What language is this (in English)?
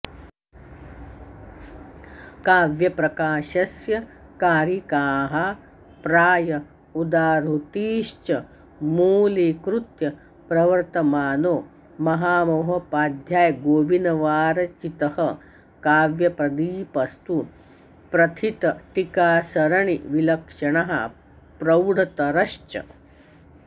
Sanskrit